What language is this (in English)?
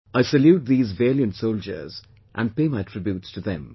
English